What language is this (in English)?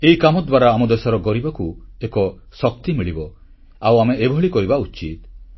Odia